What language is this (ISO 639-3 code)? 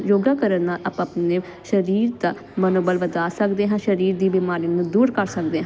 pan